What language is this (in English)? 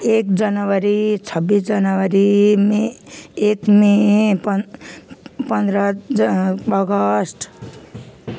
Nepali